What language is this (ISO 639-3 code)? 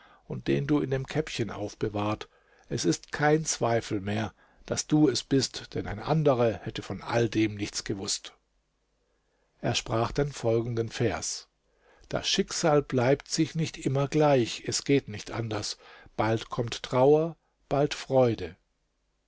deu